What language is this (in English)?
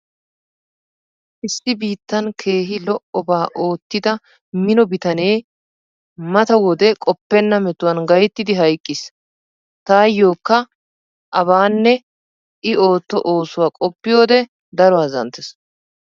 Wolaytta